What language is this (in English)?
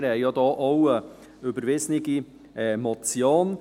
Swiss German